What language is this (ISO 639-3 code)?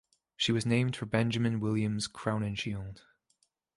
eng